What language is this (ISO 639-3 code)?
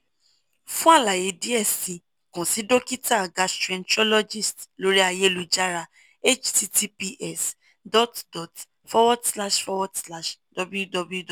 yor